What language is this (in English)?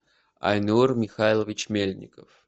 Russian